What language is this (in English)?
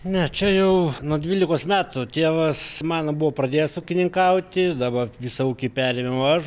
Lithuanian